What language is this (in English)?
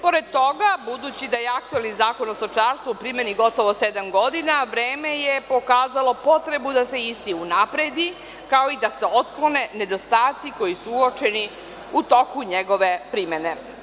Serbian